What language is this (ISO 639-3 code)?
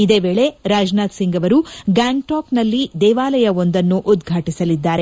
kan